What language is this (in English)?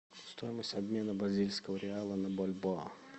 Russian